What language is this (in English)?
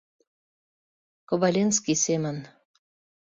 Mari